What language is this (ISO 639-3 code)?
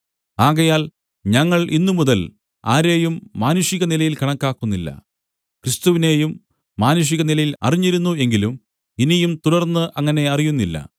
mal